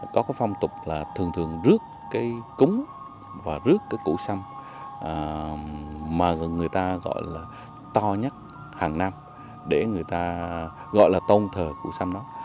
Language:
Vietnamese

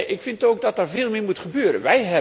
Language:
Dutch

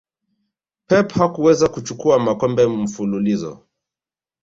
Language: Swahili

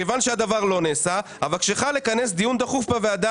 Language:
Hebrew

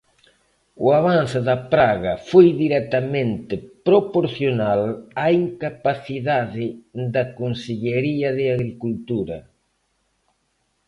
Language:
Galician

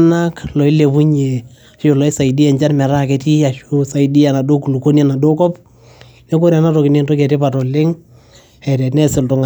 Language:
Masai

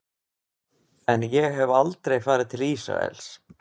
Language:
Icelandic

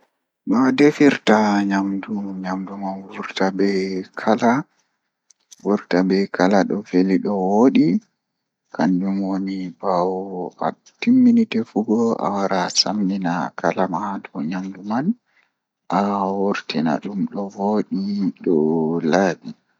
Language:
Fula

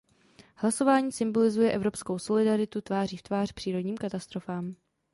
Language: Czech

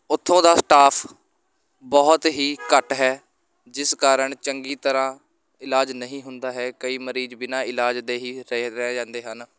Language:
Punjabi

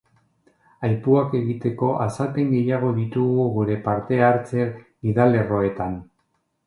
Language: Basque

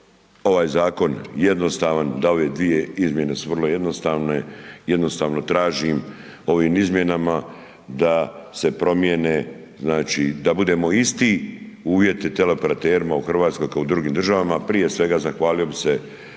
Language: Croatian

